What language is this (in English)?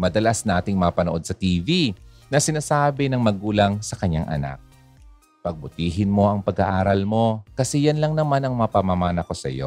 Filipino